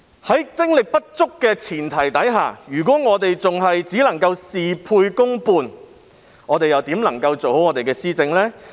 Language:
Cantonese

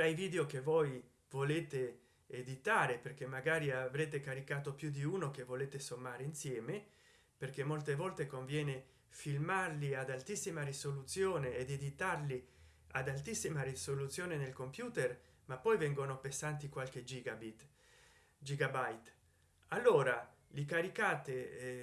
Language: Italian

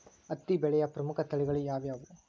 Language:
Kannada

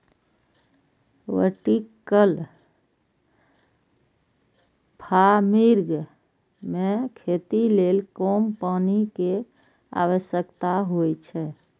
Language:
Maithili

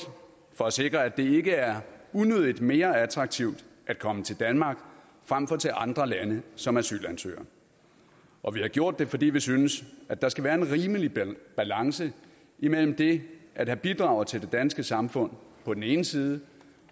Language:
Danish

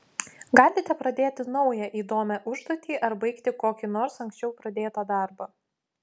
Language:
Lithuanian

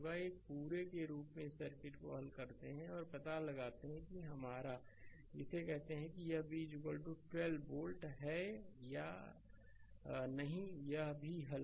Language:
Hindi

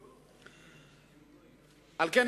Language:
Hebrew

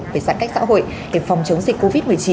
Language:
Vietnamese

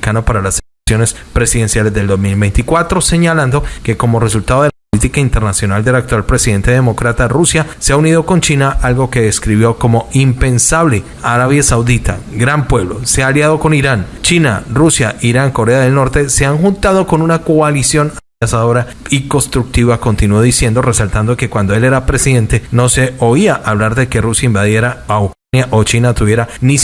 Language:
Spanish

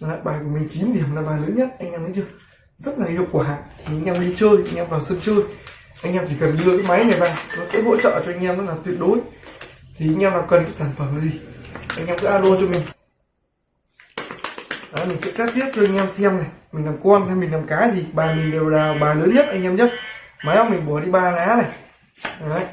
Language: Vietnamese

